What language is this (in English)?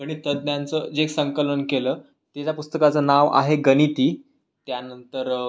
Marathi